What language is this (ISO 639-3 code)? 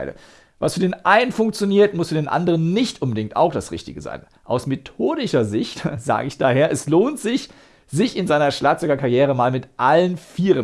deu